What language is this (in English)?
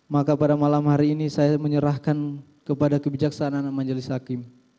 Indonesian